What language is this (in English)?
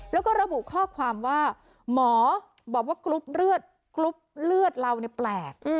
Thai